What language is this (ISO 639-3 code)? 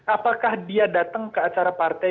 ind